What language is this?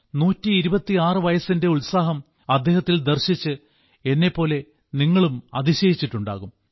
Malayalam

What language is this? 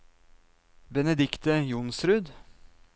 Norwegian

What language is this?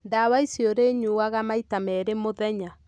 Kikuyu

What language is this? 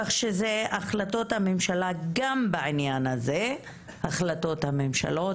Hebrew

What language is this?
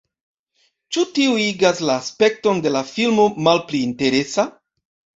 Esperanto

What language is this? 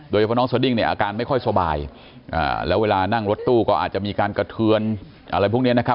Thai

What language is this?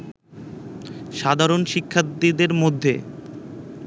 Bangla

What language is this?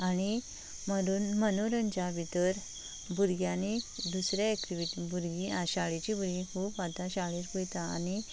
Konkani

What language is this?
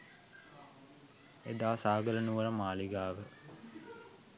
Sinhala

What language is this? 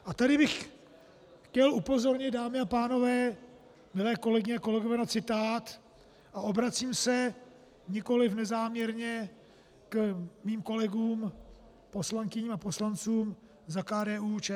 Czech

